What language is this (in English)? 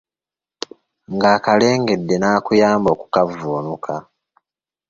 Ganda